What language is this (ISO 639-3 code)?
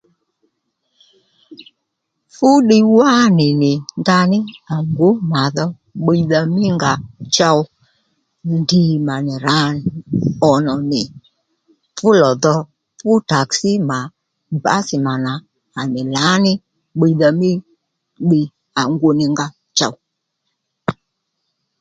led